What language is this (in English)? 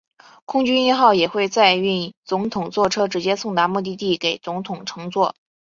Chinese